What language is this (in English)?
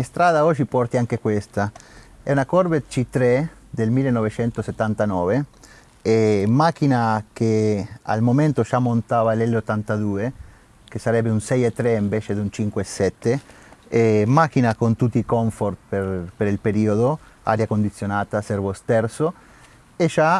Italian